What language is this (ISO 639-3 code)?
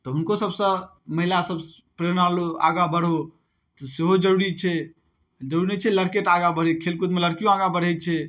mai